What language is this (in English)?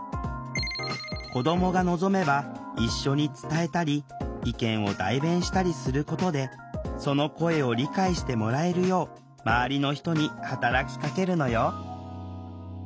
Japanese